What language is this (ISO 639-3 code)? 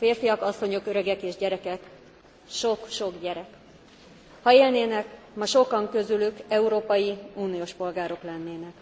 hun